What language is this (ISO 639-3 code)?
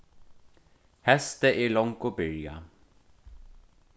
fao